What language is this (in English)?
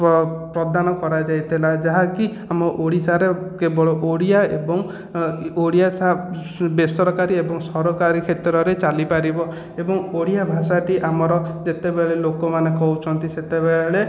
Odia